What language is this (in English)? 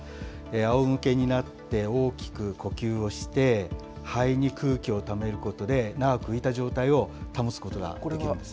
Japanese